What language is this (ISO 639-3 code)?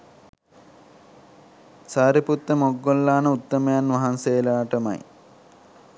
sin